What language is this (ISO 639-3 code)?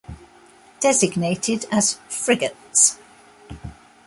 eng